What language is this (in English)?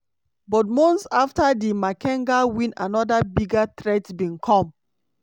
Nigerian Pidgin